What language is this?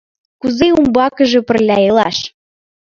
Mari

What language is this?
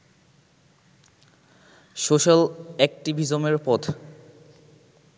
Bangla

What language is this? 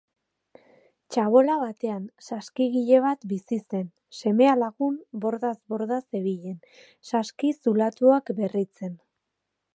Basque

